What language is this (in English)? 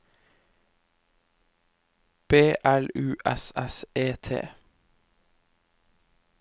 Norwegian